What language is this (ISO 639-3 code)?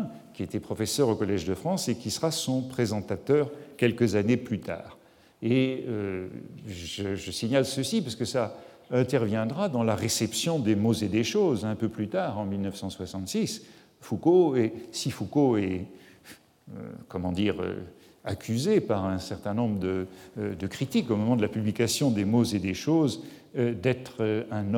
fra